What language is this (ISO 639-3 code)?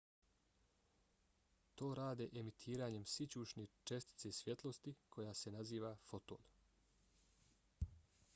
bos